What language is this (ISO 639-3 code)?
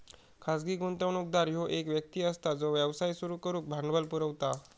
mar